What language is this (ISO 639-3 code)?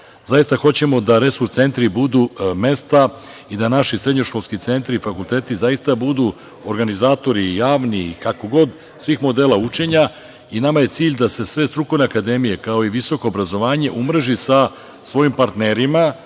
srp